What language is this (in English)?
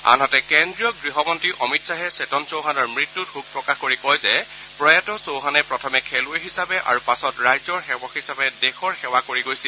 Assamese